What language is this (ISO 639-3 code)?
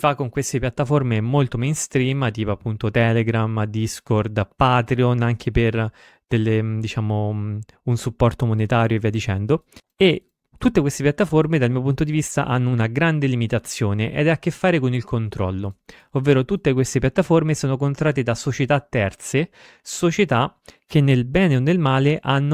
ita